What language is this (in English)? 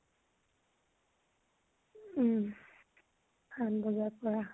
Assamese